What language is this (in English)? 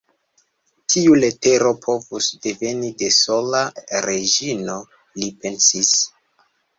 Esperanto